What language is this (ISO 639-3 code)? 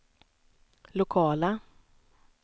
swe